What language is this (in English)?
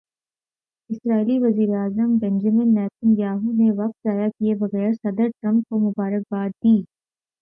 Urdu